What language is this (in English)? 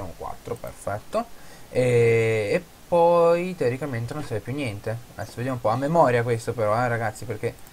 Italian